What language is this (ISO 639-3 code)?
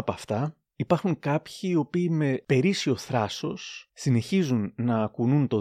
ell